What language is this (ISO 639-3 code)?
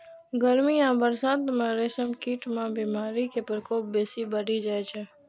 mai